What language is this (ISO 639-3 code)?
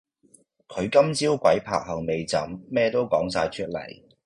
yue